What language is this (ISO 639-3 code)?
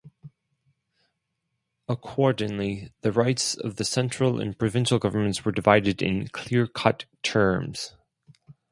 eng